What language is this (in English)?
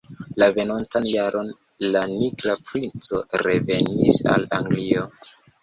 Esperanto